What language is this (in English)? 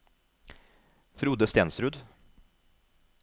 Norwegian